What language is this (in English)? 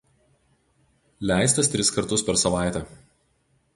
Lithuanian